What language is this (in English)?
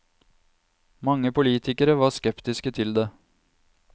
Norwegian